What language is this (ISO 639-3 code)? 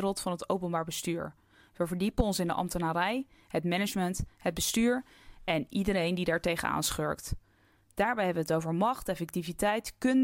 nld